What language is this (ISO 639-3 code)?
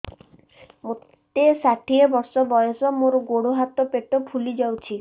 ori